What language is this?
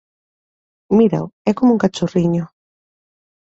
Galician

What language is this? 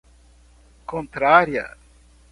Portuguese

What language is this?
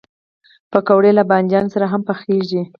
Pashto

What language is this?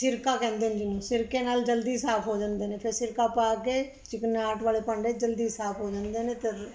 Punjabi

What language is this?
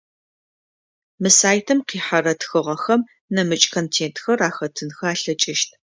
Adyghe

